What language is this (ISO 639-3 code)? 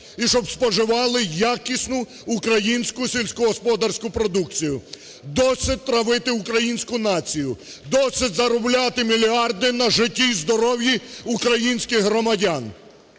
ukr